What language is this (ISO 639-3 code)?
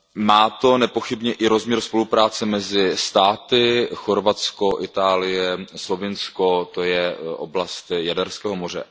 ces